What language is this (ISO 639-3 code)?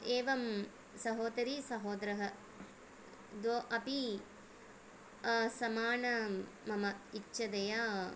san